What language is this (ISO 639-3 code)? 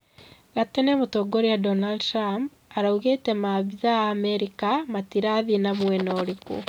kik